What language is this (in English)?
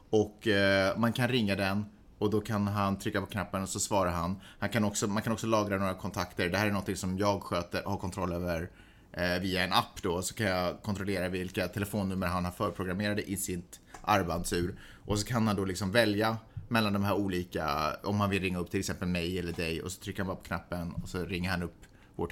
Swedish